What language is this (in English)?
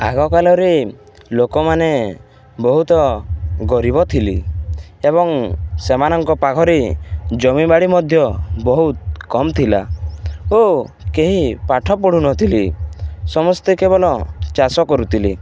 Odia